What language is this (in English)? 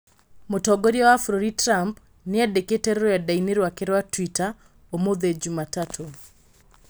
Kikuyu